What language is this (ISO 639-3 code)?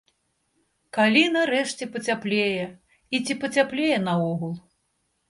bel